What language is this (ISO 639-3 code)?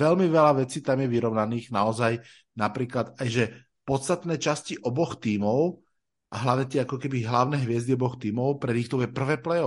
slk